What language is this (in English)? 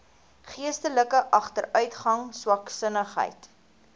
Afrikaans